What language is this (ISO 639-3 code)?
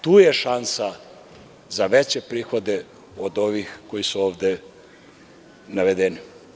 srp